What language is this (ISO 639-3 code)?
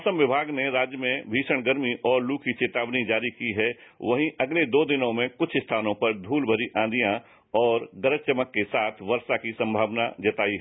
hin